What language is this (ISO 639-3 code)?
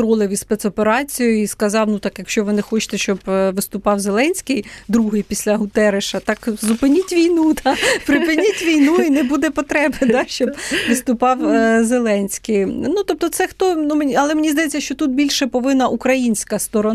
ukr